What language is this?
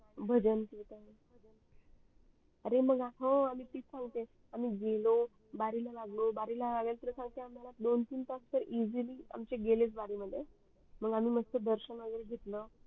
Marathi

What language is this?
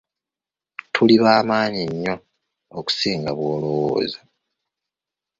Ganda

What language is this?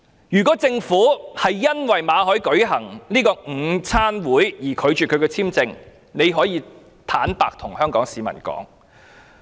Cantonese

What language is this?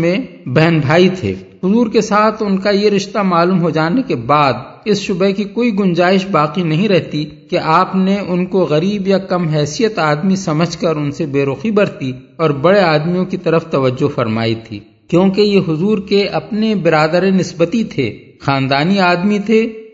Urdu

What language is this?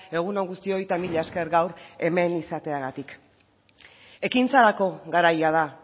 Basque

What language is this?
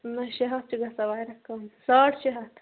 Kashmiri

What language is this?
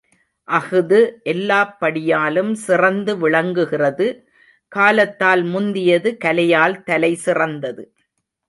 Tamil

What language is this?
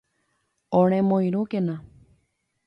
Guarani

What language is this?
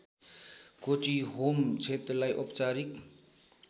Nepali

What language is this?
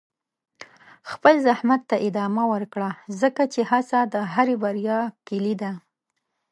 Pashto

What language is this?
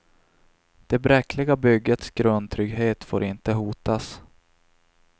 Swedish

